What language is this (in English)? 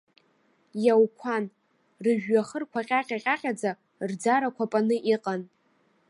Abkhazian